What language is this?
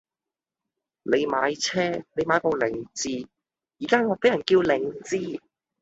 Cantonese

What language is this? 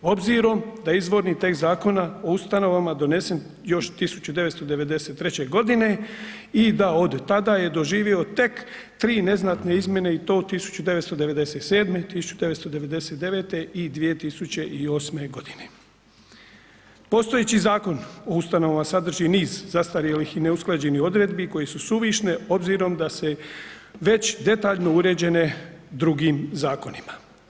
Croatian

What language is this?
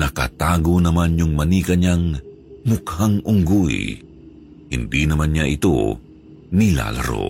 Filipino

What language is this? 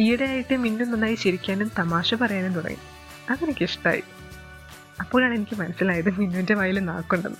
Malayalam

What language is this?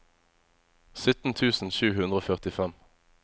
Norwegian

